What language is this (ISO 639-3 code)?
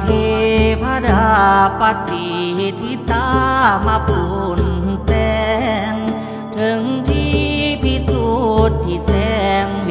tha